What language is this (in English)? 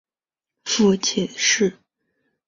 Chinese